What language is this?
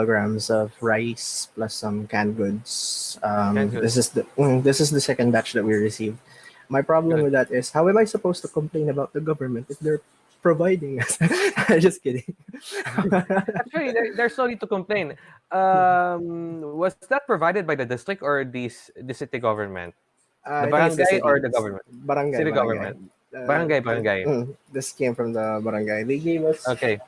English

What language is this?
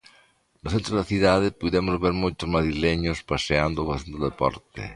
Galician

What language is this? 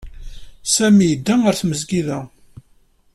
Kabyle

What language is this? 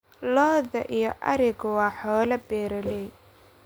Somali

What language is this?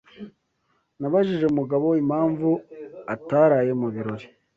Kinyarwanda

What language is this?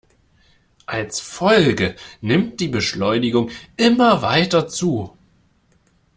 German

